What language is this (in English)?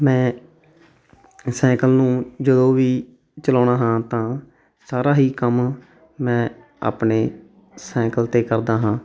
Punjabi